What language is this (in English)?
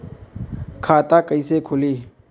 Bhojpuri